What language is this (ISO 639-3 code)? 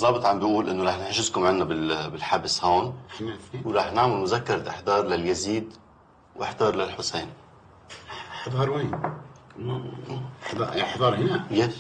fas